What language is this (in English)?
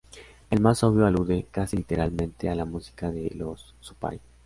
Spanish